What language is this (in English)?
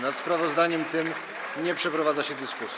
Polish